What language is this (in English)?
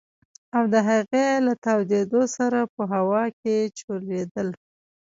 Pashto